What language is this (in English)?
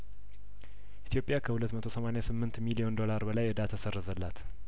Amharic